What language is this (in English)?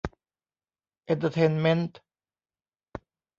Thai